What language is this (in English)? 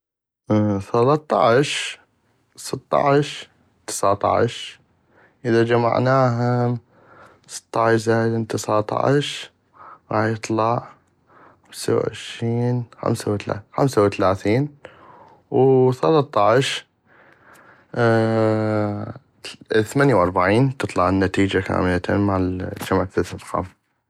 North Mesopotamian Arabic